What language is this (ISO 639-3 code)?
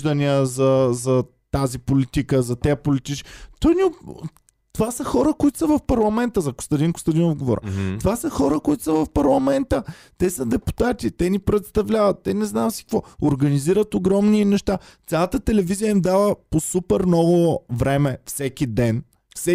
bul